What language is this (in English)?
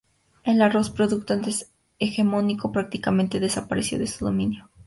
Spanish